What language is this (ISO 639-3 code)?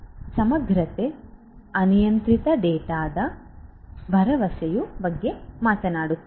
kan